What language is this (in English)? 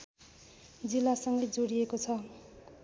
Nepali